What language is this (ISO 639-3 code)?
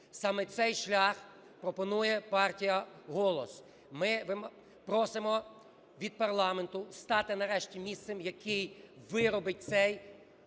ukr